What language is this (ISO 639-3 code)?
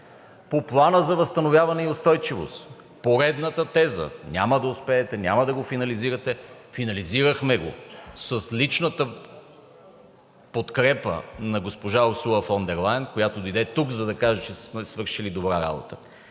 bul